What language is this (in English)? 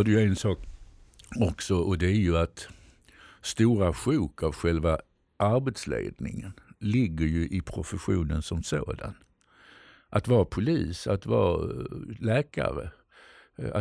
Swedish